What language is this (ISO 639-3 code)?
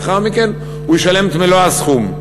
heb